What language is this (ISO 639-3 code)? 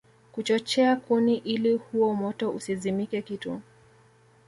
swa